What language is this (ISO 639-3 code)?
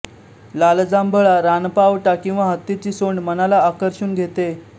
mar